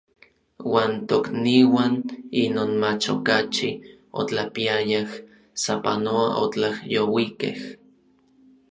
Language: Orizaba Nahuatl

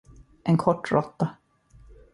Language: Swedish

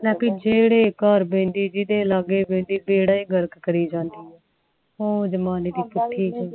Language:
Punjabi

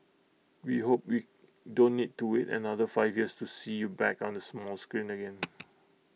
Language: English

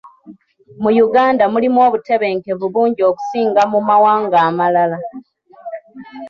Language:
Ganda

